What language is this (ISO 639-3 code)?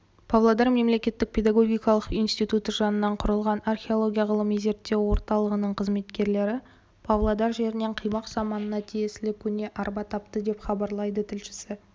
kaz